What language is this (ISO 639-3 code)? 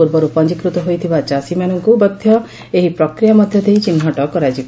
ori